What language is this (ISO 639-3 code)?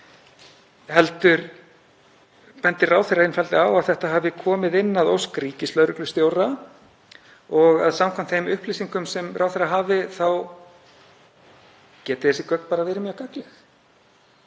isl